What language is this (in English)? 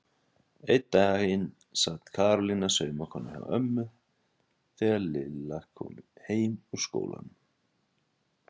Icelandic